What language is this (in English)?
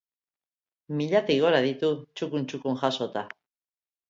Basque